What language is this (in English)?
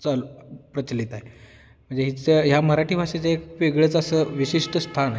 Marathi